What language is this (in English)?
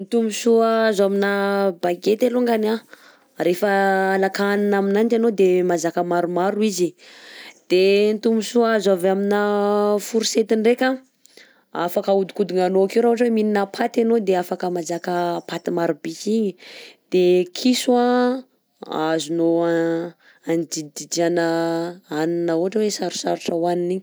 Southern Betsimisaraka Malagasy